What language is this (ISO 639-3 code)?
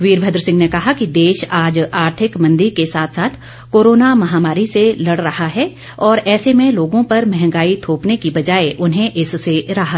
hin